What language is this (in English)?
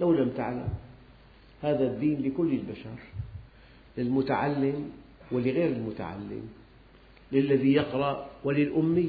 Arabic